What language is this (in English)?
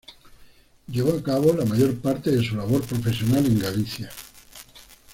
Spanish